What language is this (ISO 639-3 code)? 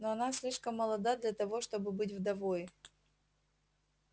rus